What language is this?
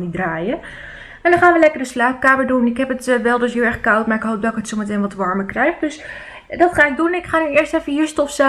Dutch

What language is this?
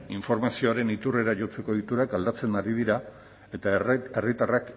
Basque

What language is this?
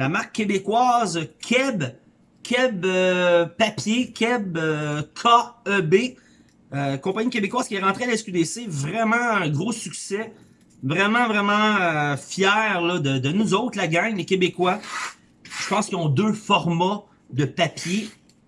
French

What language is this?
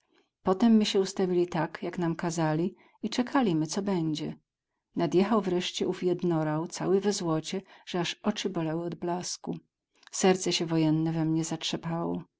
Polish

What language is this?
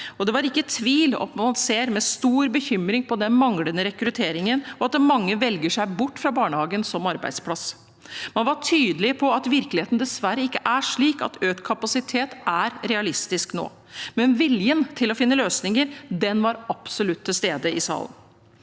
Norwegian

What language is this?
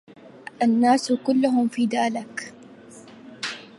Arabic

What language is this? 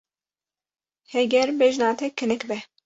Kurdish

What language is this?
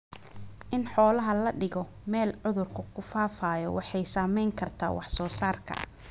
Somali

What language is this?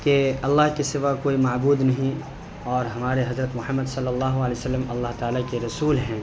Urdu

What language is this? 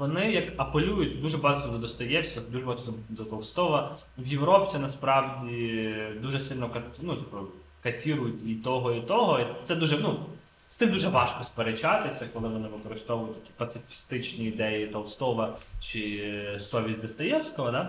Ukrainian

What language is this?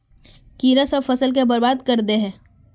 Magahi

